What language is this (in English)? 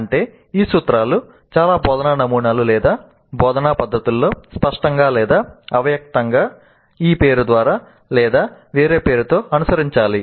Telugu